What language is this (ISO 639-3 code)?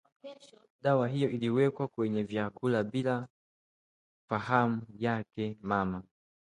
swa